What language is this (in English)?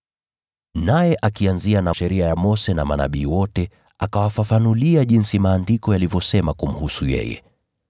Swahili